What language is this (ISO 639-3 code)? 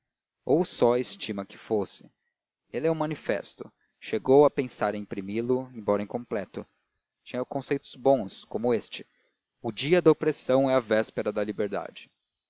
por